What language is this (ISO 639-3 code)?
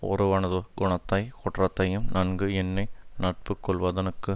tam